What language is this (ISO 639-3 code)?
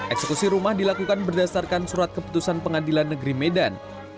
ind